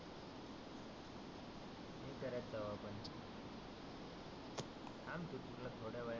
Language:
Marathi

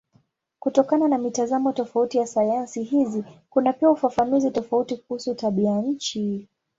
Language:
Swahili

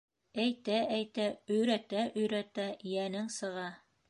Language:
Bashkir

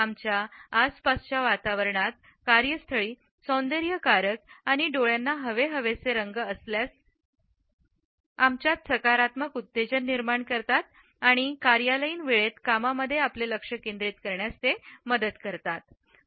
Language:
Marathi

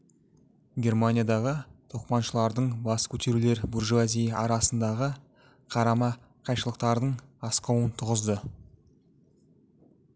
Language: Kazakh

